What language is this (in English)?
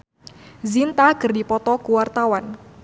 Sundanese